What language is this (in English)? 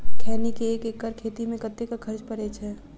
Maithili